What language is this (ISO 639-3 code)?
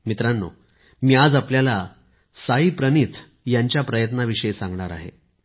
mar